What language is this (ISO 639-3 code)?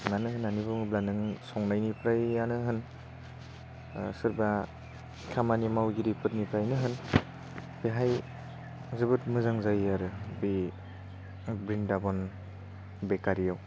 brx